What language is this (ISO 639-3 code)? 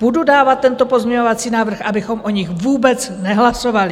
ces